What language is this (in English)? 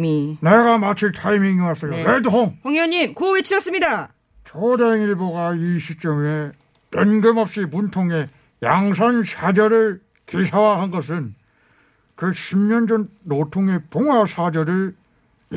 Korean